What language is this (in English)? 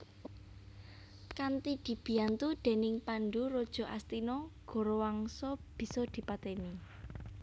Javanese